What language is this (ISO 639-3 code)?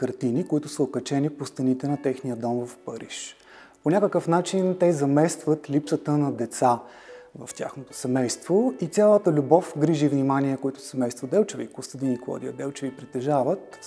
bul